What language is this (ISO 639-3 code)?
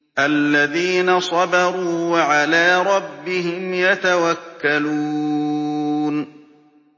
ara